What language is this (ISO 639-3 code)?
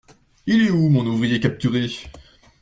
fra